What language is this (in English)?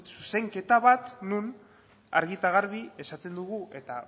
Basque